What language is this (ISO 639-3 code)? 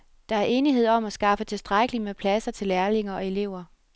dan